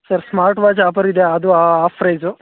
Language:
Kannada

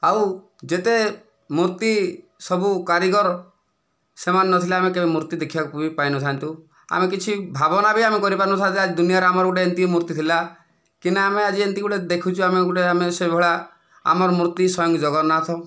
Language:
Odia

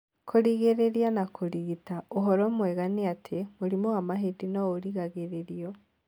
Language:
Kikuyu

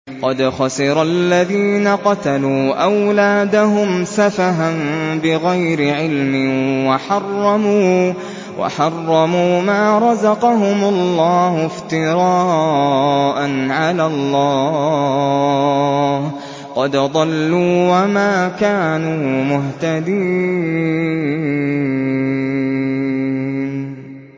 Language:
Arabic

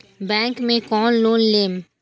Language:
Maithili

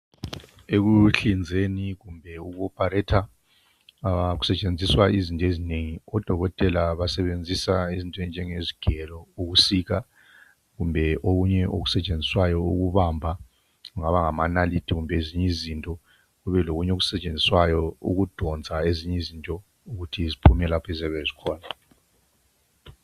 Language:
North Ndebele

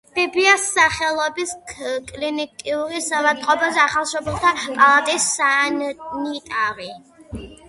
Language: Georgian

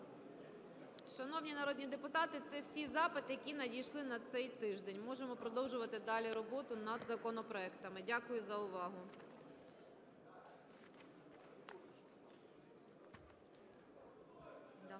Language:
Ukrainian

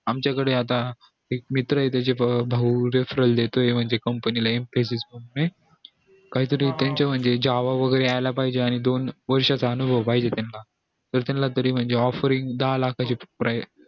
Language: Marathi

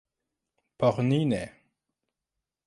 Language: Esperanto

